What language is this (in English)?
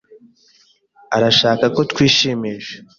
Kinyarwanda